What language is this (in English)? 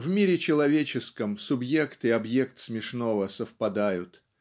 Russian